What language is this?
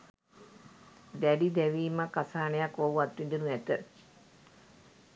Sinhala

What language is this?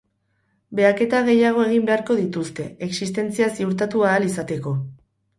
Basque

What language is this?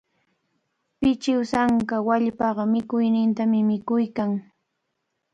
Cajatambo North Lima Quechua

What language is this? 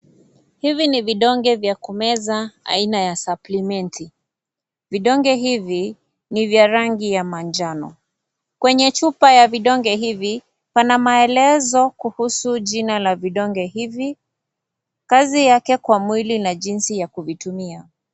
Swahili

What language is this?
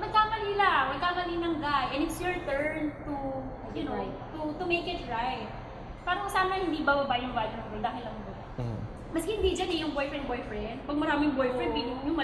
Filipino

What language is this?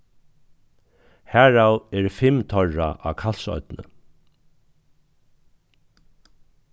Faroese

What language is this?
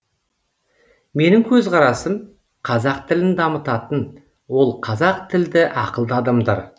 Kazakh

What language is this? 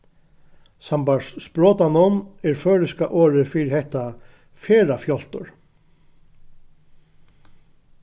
Faroese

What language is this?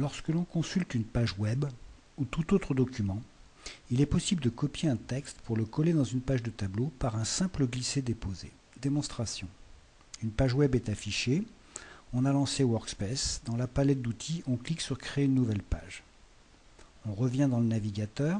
French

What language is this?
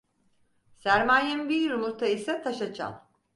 Turkish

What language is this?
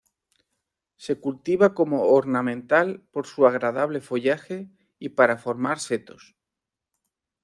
Spanish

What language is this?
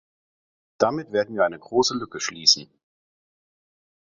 German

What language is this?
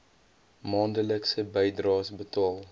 Afrikaans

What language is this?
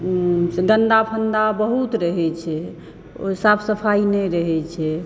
Maithili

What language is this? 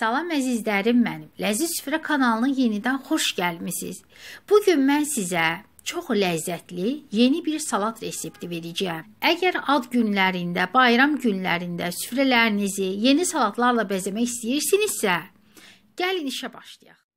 Turkish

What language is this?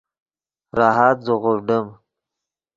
Yidgha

